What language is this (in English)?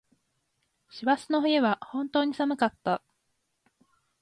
Japanese